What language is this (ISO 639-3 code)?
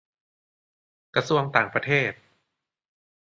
tha